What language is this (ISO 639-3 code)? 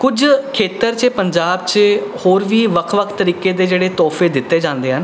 pan